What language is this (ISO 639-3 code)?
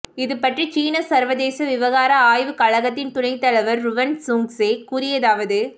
tam